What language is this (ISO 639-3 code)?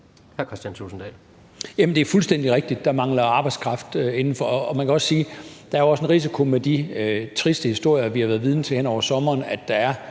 dan